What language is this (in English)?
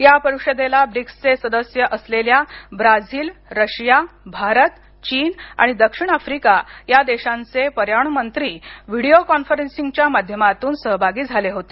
Marathi